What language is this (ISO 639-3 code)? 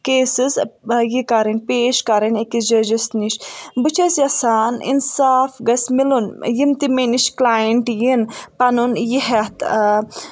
kas